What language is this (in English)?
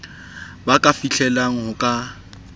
Southern Sotho